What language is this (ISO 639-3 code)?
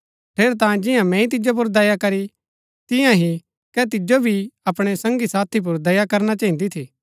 gbk